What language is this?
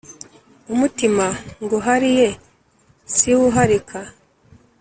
Kinyarwanda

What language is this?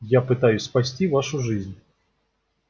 Russian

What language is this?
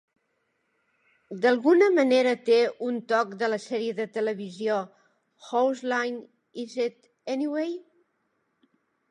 Catalan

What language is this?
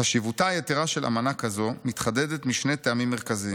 Hebrew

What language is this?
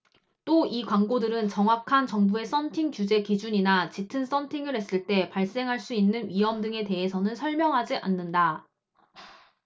Korean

